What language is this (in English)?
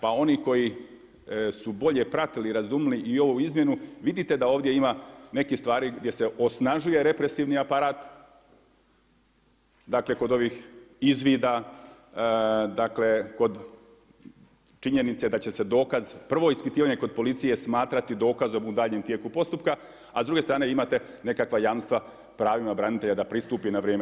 Croatian